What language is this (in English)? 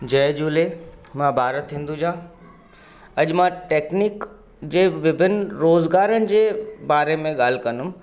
Sindhi